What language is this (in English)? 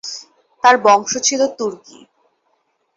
Bangla